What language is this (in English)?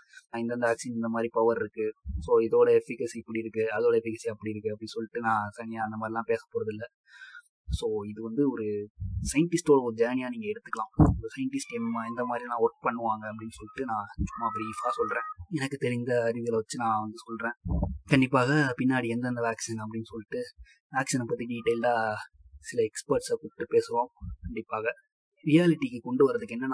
Tamil